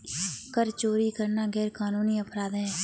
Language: Hindi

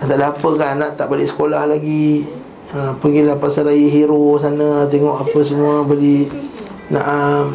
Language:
Malay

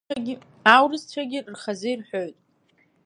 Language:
Abkhazian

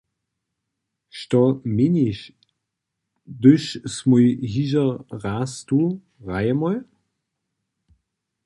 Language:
Upper Sorbian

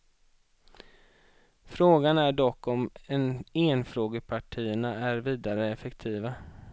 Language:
Swedish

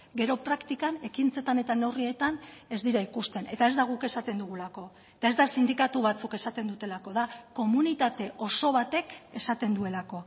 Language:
Basque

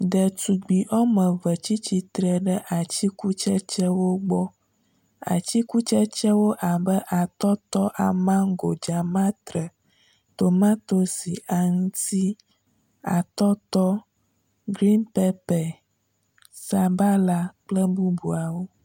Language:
Ewe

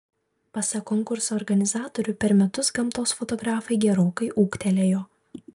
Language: Lithuanian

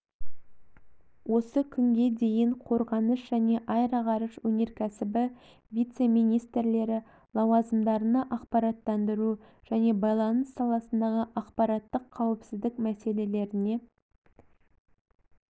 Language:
Kazakh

